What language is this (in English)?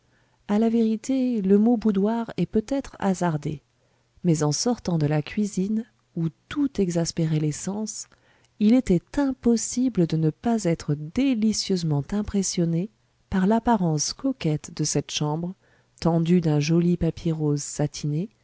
French